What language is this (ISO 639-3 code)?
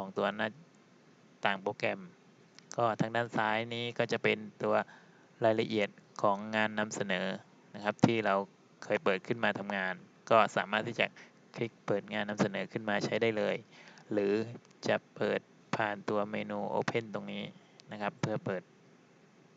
tha